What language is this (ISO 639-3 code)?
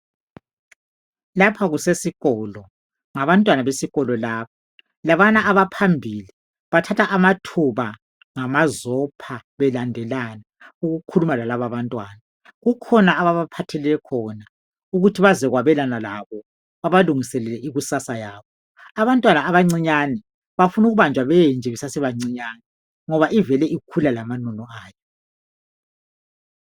nde